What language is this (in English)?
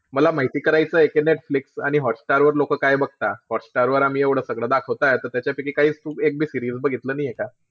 Marathi